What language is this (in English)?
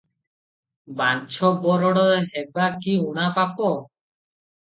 Odia